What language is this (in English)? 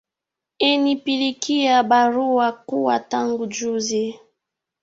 Swahili